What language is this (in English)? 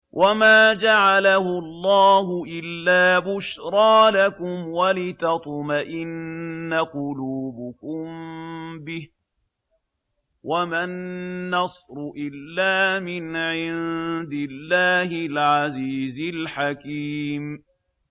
Arabic